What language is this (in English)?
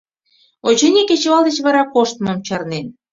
Mari